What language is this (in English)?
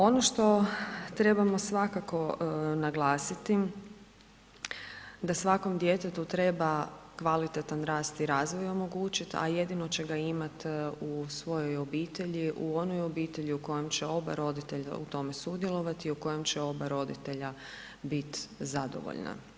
Croatian